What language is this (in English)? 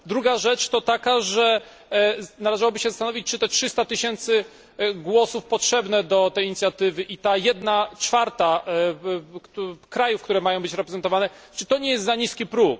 Polish